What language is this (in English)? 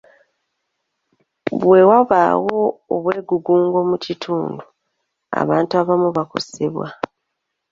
Ganda